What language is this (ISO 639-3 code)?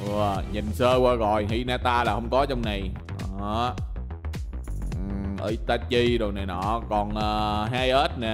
vie